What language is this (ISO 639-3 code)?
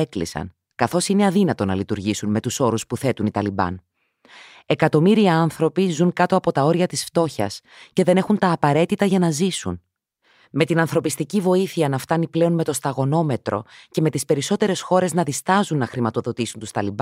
ell